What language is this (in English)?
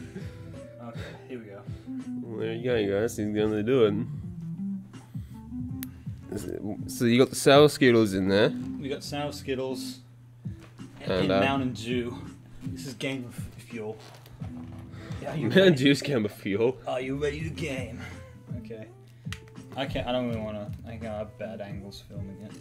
English